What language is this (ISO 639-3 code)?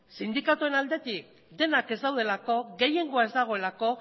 eus